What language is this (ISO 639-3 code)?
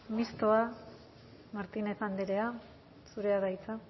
eus